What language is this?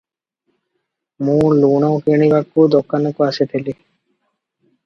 Odia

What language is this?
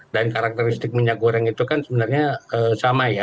Indonesian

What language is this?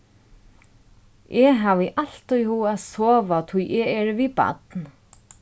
Faroese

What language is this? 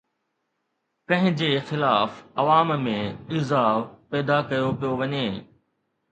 Sindhi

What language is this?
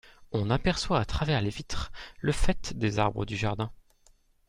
French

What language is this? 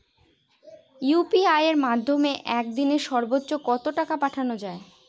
Bangla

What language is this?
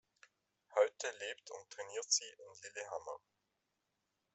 German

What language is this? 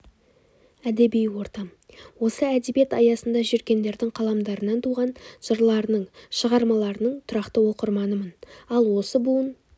Kazakh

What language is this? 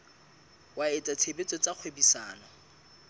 Southern Sotho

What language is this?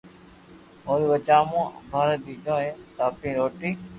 Loarki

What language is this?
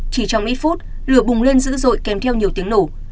Vietnamese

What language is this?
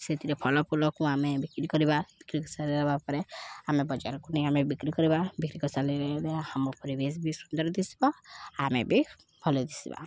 Odia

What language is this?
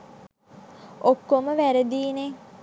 Sinhala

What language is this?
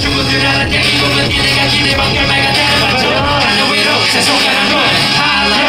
Spanish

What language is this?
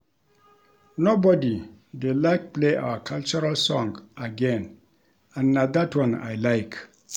Nigerian Pidgin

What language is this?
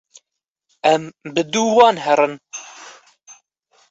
Kurdish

